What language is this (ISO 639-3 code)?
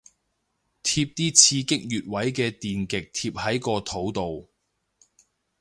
yue